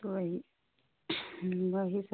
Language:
Hindi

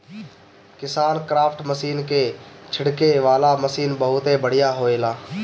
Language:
Bhojpuri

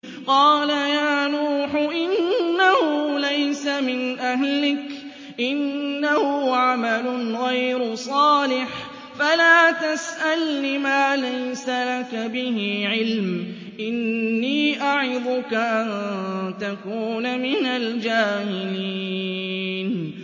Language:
Arabic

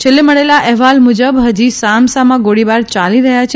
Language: Gujarati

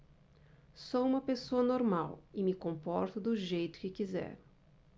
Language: Portuguese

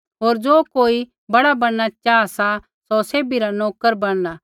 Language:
Kullu Pahari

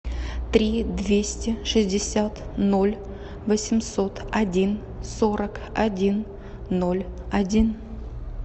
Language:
Russian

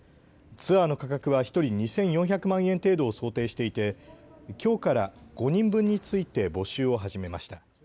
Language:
Japanese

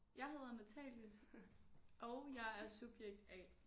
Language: Danish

